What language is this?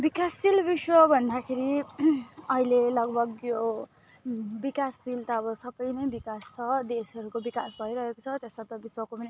Nepali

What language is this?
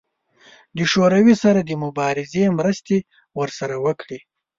Pashto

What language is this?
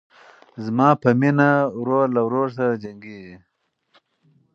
Pashto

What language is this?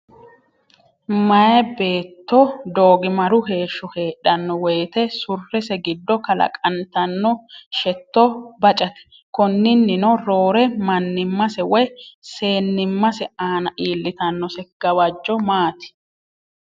Sidamo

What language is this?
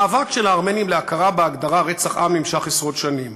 Hebrew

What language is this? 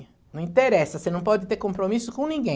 Portuguese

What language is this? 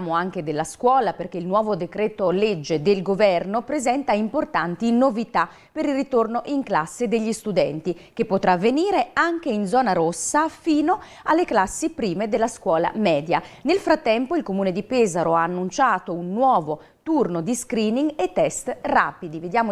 Italian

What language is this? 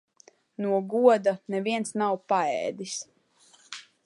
Latvian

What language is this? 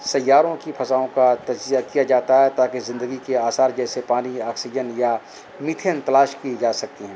Urdu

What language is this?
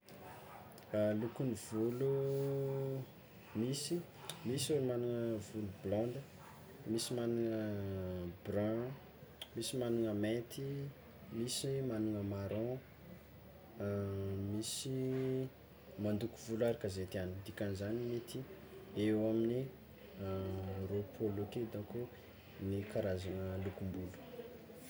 Tsimihety Malagasy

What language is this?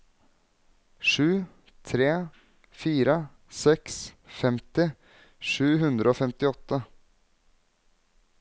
Norwegian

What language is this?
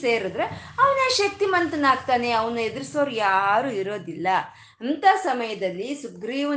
Kannada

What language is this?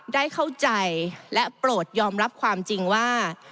Thai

